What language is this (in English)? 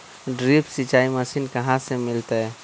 Magahi